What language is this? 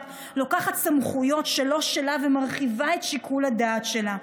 Hebrew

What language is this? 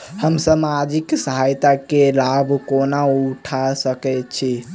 Maithili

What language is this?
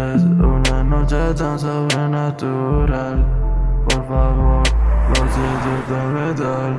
French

